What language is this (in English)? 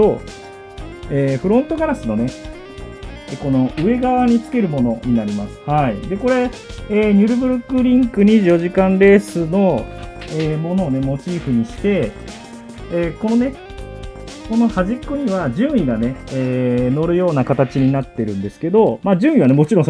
Japanese